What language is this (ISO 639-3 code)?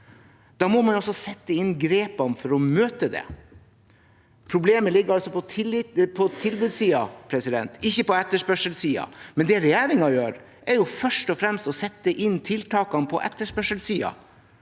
nor